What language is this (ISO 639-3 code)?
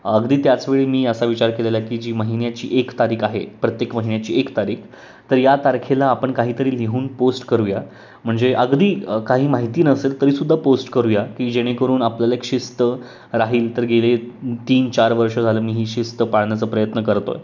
mar